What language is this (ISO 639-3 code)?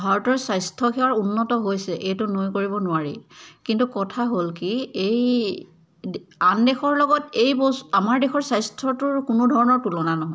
asm